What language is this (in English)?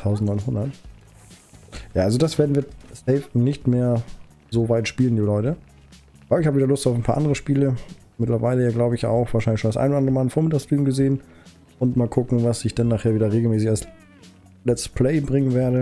German